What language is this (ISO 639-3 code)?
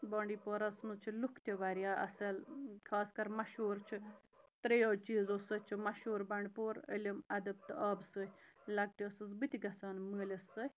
kas